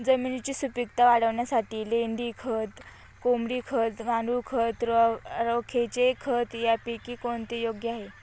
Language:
Marathi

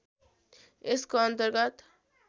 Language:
Nepali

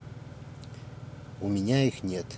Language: Russian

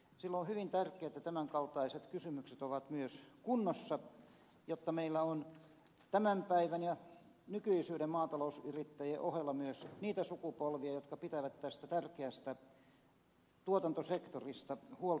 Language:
Finnish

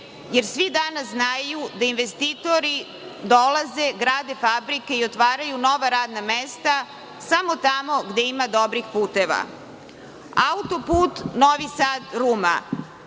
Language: Serbian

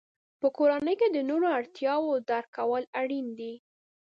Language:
Pashto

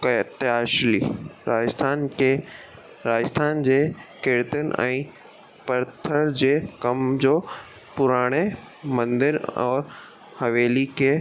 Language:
Sindhi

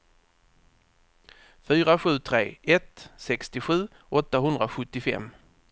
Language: Swedish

